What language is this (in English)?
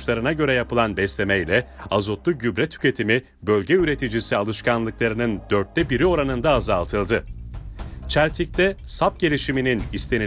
Turkish